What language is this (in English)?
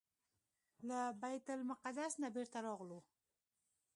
Pashto